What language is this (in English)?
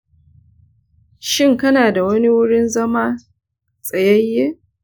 Hausa